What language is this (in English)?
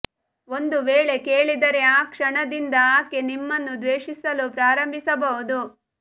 Kannada